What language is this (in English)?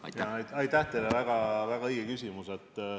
Estonian